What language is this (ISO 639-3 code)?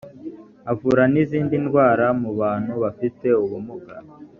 kin